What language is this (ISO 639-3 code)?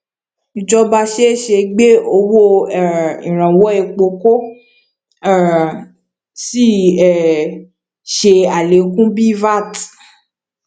yor